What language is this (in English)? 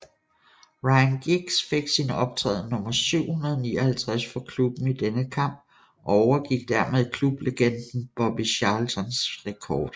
Danish